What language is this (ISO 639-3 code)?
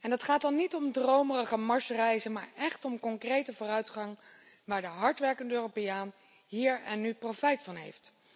nld